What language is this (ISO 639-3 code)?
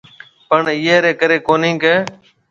mve